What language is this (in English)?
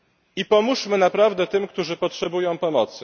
Polish